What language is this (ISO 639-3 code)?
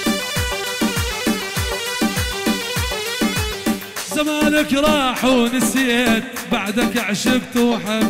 ara